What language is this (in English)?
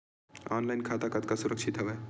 Chhattisgarhi